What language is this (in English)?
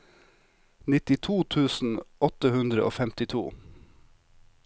Norwegian